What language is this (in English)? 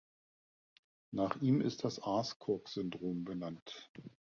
German